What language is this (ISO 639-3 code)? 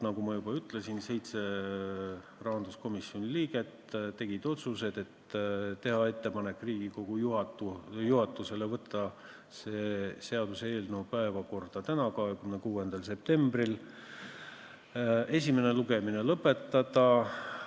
est